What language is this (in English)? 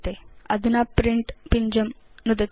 Sanskrit